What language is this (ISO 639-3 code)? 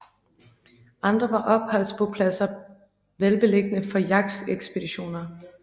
dan